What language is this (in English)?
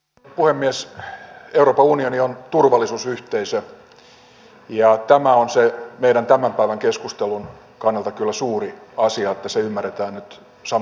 Finnish